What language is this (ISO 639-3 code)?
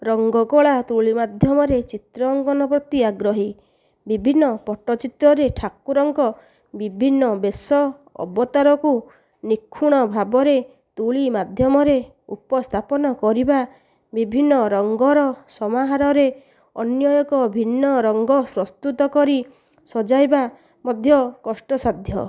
ori